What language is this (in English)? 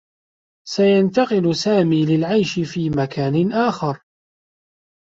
Arabic